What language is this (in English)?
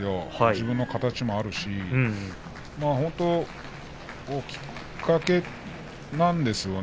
Japanese